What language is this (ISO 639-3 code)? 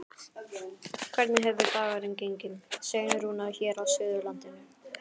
isl